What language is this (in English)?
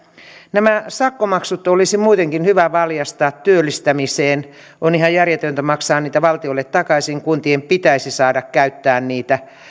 Finnish